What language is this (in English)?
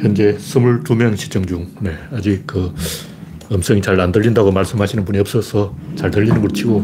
Korean